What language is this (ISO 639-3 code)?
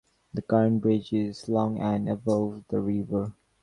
eng